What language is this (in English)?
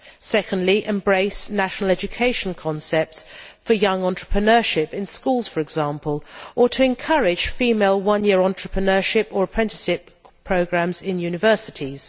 English